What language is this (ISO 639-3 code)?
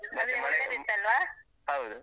kan